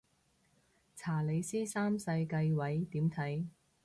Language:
Cantonese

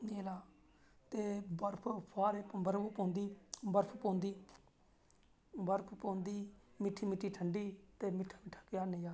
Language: Dogri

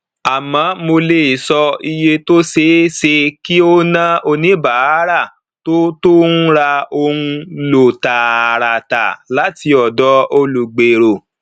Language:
Yoruba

